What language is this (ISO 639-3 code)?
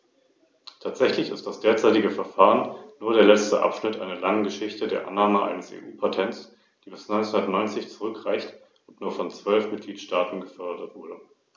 deu